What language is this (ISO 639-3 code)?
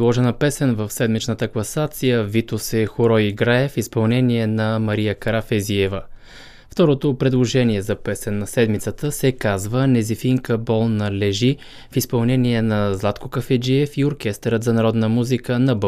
bul